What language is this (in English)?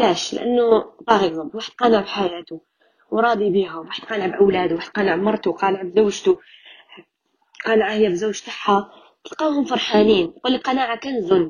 Arabic